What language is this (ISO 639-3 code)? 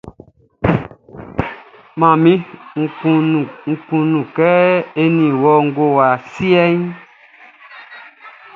bci